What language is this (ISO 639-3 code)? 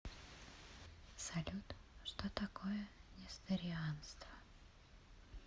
rus